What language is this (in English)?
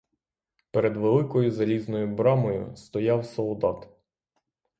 Ukrainian